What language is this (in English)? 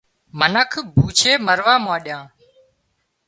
Wadiyara Koli